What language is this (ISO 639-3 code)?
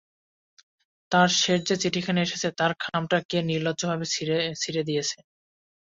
ben